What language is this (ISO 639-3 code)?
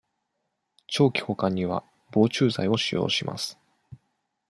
jpn